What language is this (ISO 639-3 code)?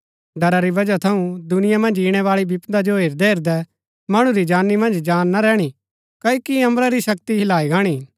gbk